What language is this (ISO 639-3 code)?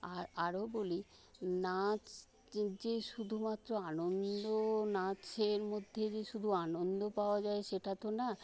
ben